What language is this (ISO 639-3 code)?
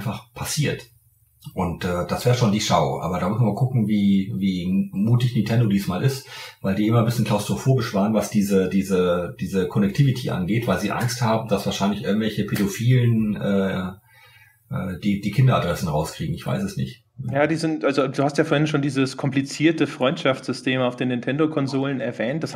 deu